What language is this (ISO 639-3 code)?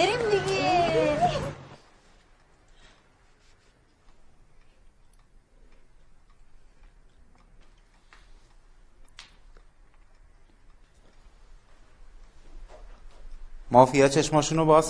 fas